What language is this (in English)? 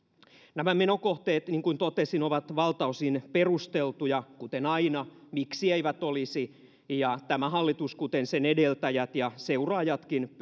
Finnish